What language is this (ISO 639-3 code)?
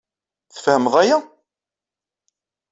kab